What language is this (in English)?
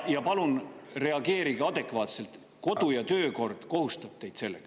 Estonian